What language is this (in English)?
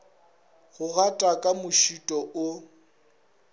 Northern Sotho